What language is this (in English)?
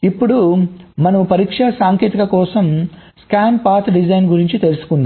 Telugu